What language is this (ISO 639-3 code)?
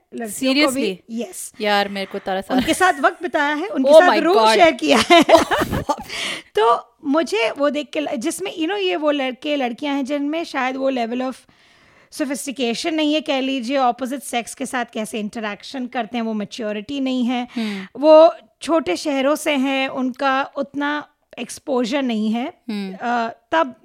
hin